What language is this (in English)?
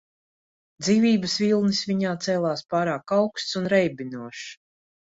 Latvian